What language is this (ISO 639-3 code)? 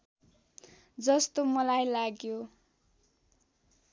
nep